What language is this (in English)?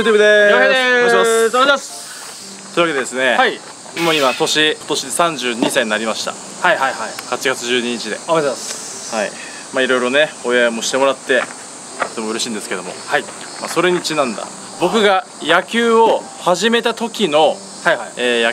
Japanese